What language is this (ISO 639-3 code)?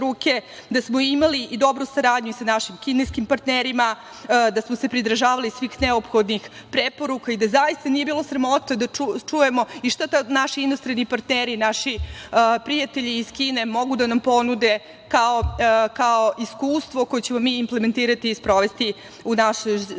srp